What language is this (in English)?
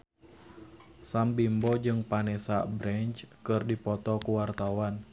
Sundanese